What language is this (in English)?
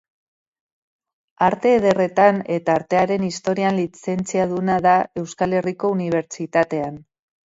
Basque